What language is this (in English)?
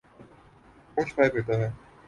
Urdu